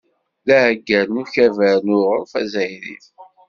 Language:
Kabyle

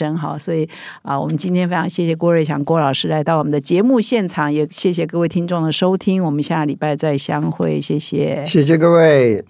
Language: Chinese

